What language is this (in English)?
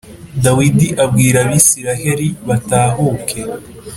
Kinyarwanda